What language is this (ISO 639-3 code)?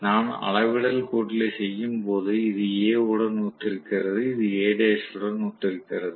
tam